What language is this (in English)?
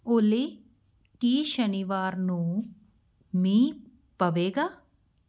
Punjabi